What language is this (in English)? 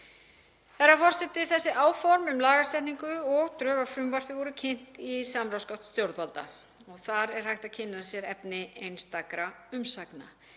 Icelandic